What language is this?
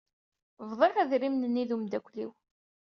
Kabyle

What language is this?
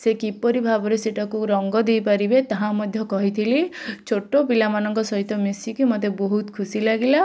Odia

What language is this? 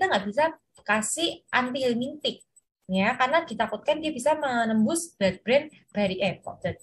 Indonesian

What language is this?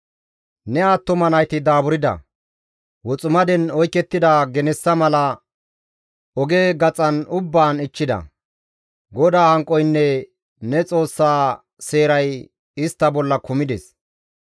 Gamo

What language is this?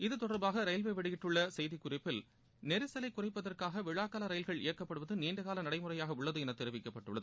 Tamil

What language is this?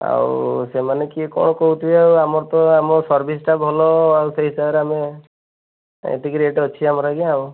Odia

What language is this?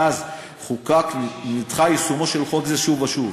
Hebrew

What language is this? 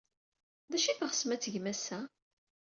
Kabyle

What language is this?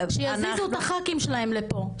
Hebrew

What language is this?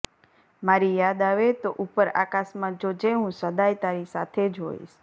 Gujarati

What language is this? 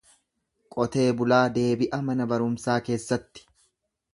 Oromo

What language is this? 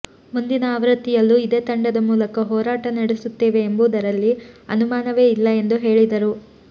Kannada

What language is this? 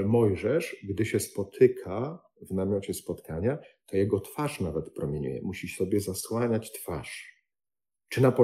Polish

